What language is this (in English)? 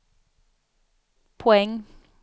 Swedish